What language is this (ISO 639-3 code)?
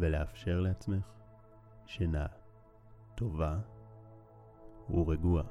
heb